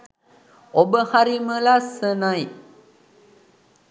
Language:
Sinhala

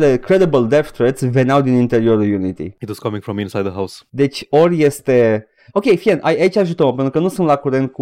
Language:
Romanian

